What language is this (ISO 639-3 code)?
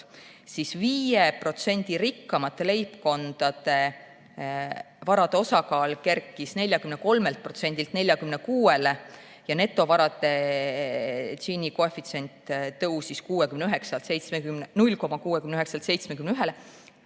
est